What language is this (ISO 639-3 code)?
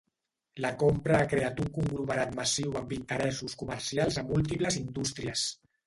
cat